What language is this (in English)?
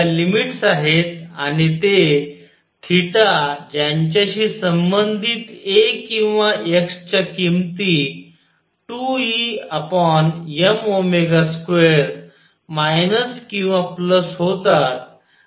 Marathi